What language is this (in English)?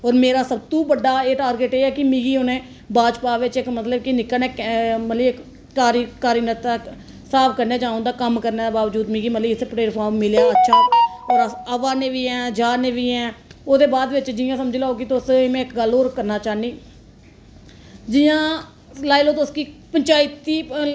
Dogri